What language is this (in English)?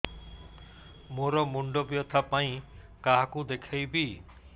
Odia